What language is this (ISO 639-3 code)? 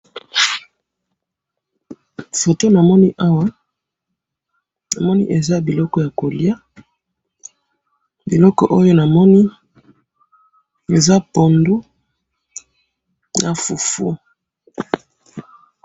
lin